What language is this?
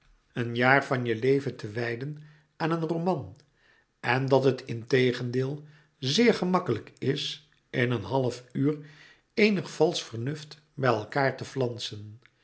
Dutch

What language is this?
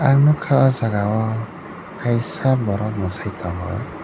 Kok Borok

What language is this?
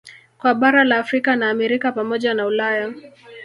Swahili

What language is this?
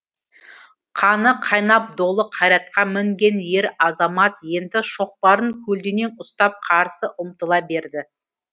Kazakh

